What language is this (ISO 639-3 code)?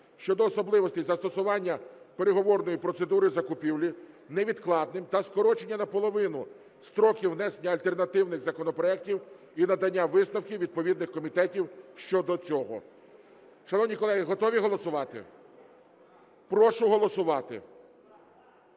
ukr